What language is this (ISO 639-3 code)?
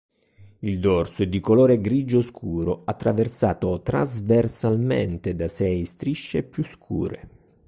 ita